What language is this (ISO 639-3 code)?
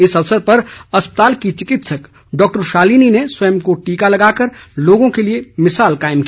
hin